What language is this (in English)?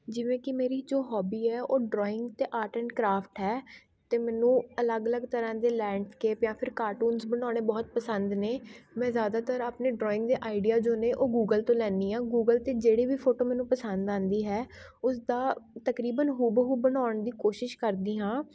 Punjabi